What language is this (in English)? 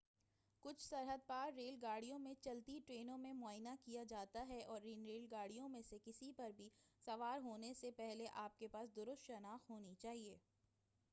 Urdu